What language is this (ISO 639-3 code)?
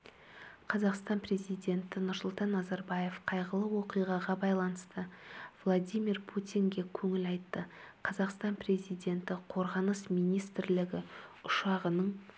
kaz